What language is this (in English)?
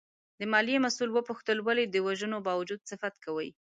Pashto